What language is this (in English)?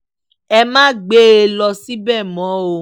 Yoruba